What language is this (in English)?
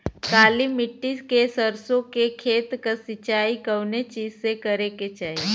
Bhojpuri